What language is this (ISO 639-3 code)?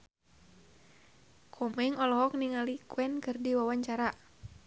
sun